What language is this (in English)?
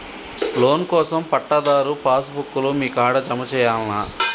Telugu